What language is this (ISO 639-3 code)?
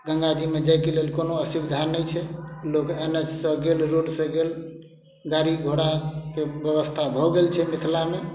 mai